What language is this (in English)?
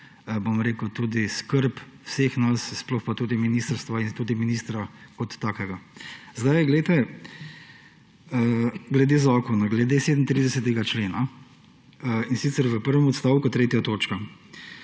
Slovenian